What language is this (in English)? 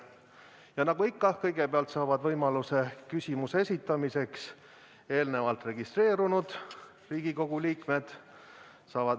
Estonian